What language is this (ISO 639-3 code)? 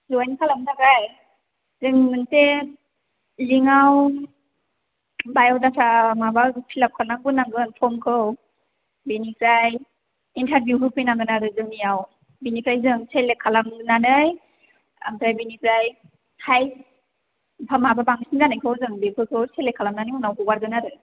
brx